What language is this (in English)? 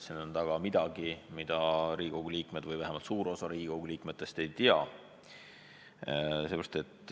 Estonian